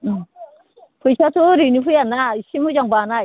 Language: Bodo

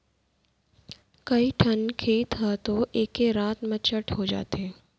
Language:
Chhattisgarhi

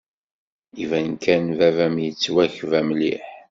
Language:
Kabyle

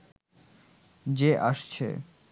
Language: Bangla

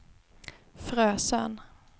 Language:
Swedish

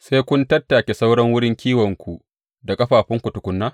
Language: Hausa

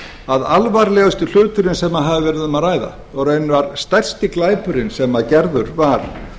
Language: Icelandic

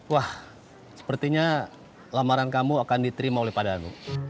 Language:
Indonesian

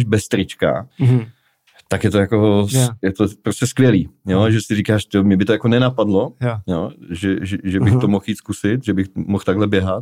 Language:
Czech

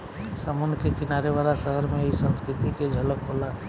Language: Bhojpuri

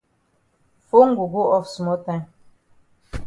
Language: Cameroon Pidgin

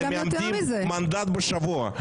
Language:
Hebrew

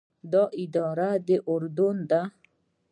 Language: Pashto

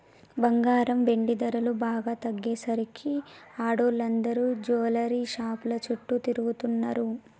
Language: Telugu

